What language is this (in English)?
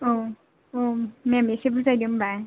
Bodo